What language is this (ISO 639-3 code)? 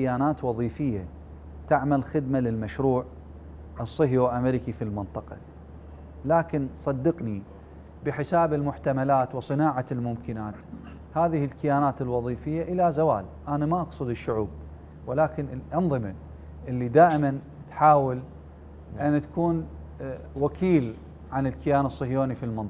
ara